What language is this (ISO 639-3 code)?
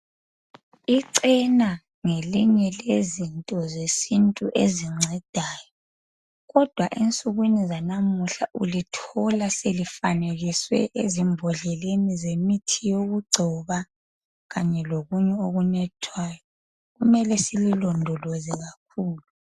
nde